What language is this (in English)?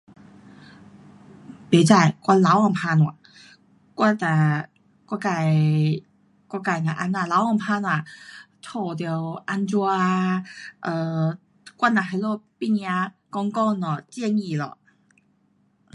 Pu-Xian Chinese